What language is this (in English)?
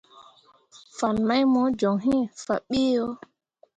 Mundang